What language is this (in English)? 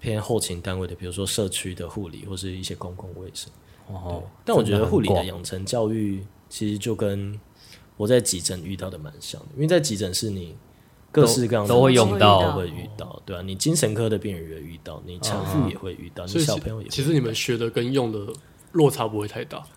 Chinese